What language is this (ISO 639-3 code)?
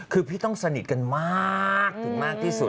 tha